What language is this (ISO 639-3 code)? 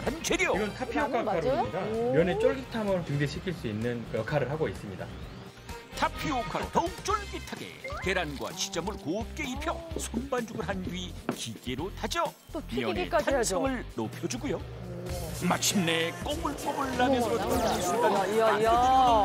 kor